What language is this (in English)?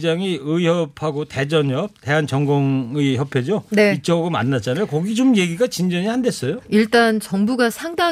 Korean